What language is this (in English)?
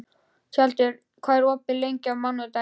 Icelandic